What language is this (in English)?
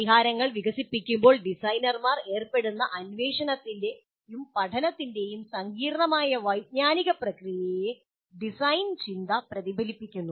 Malayalam